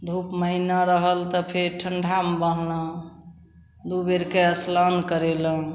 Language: Maithili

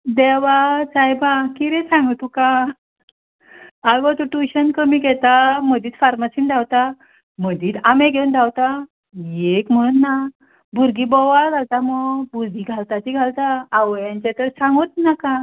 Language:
Konkani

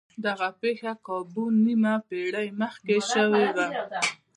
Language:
Pashto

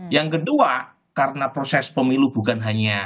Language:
Indonesian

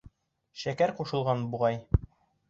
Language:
Bashkir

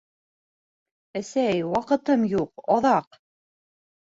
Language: Bashkir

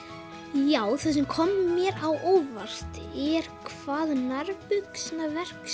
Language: Icelandic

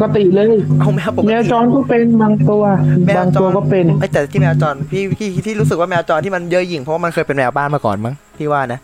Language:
Thai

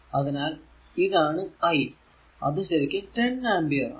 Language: Malayalam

